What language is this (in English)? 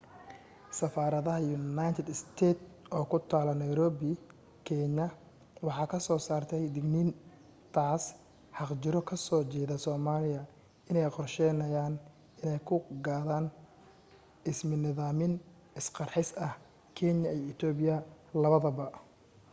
Somali